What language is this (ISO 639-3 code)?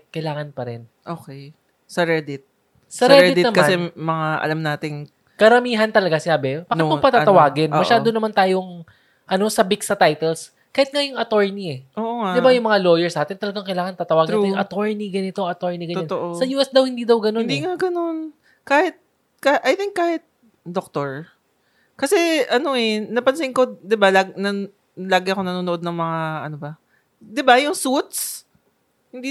fil